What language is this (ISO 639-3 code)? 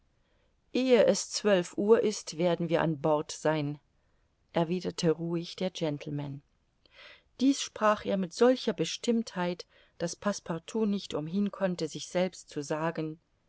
deu